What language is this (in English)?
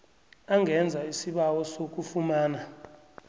South Ndebele